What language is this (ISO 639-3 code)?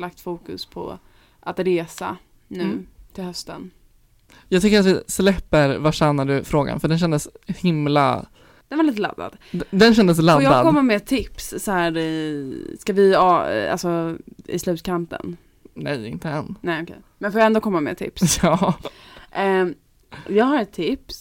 swe